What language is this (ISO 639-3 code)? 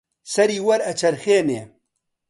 ckb